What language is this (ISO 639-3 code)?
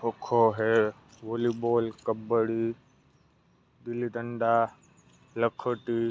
guj